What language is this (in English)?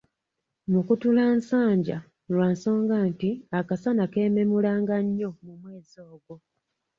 Ganda